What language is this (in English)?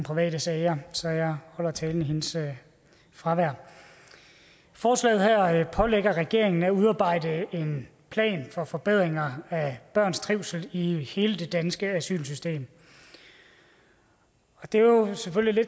Danish